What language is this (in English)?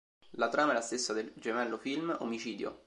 Italian